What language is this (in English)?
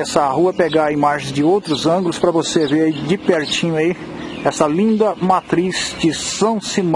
Portuguese